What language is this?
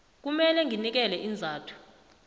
South Ndebele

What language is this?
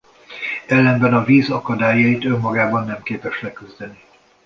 Hungarian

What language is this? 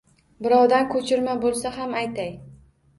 Uzbek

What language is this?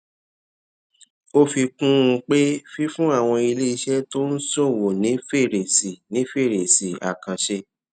Yoruba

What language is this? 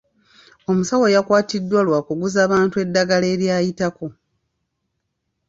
Ganda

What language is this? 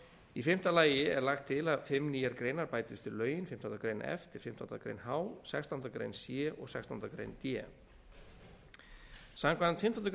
Icelandic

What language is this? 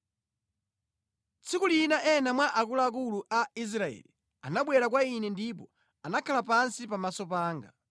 Nyanja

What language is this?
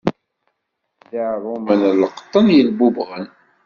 Kabyle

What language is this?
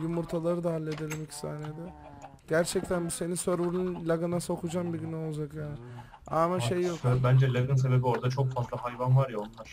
Turkish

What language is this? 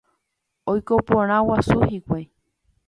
Guarani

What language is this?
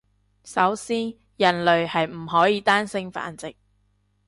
Cantonese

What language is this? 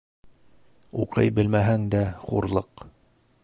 Bashkir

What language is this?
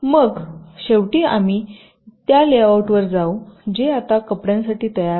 Marathi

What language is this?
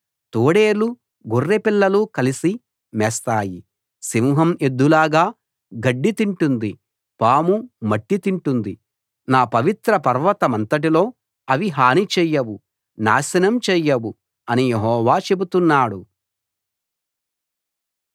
Telugu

